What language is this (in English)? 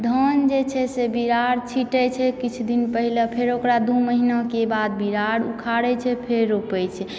Maithili